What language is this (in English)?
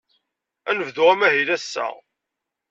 Kabyle